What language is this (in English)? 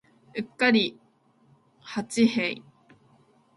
Japanese